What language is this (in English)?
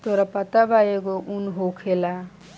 Bhojpuri